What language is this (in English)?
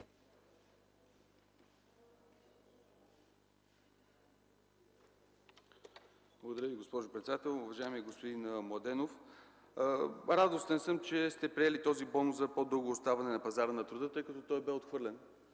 Bulgarian